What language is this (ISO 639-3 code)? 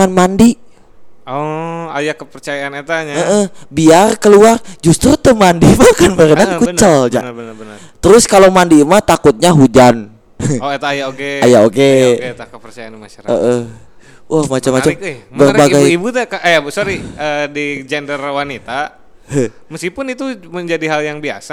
ind